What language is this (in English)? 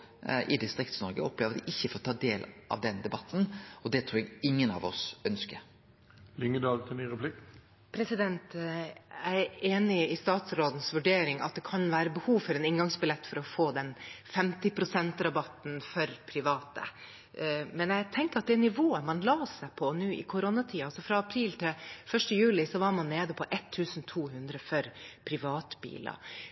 Norwegian